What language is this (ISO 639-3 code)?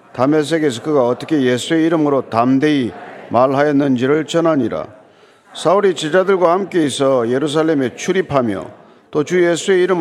kor